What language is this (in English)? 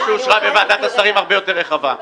Hebrew